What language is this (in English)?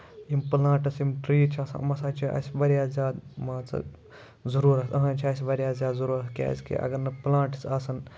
Kashmiri